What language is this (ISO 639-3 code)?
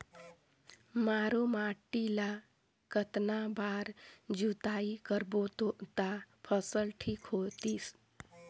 hne